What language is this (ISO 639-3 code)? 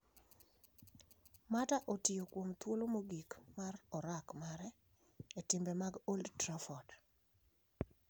luo